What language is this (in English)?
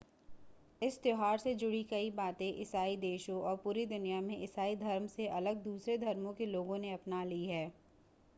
Hindi